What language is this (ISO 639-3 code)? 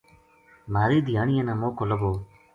gju